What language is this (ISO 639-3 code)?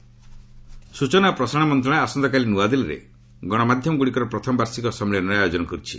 ori